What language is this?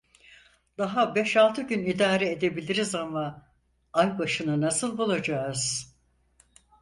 Turkish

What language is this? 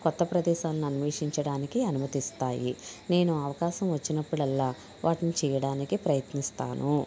Telugu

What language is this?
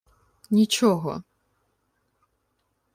Ukrainian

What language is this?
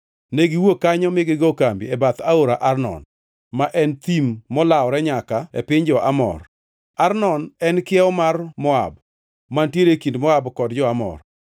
Luo (Kenya and Tanzania)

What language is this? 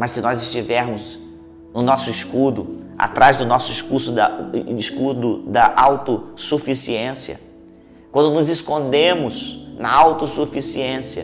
Portuguese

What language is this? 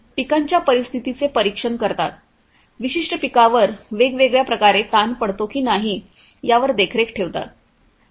Marathi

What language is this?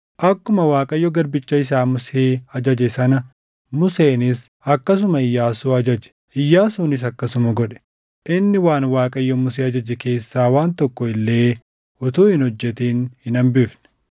Oromo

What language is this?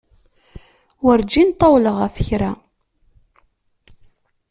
Kabyle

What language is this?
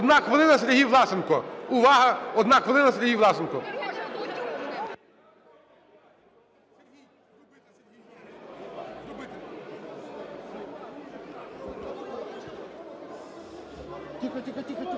Ukrainian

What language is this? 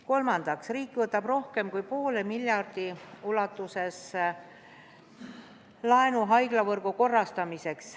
Estonian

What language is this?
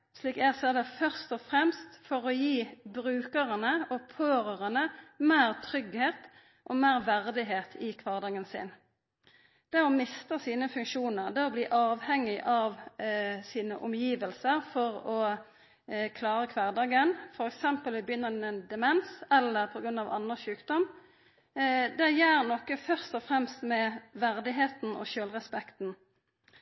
Norwegian Nynorsk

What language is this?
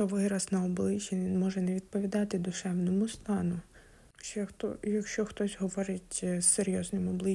Ukrainian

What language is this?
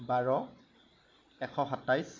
Assamese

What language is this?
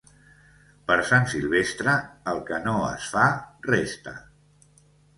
Catalan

